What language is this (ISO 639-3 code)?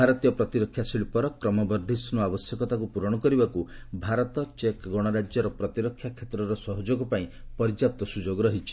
ori